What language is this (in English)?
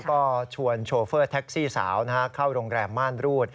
Thai